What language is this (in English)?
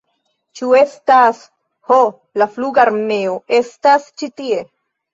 Esperanto